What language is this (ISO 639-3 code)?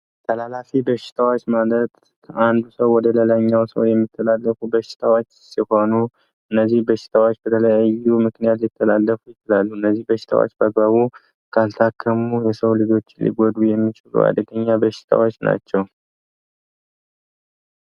amh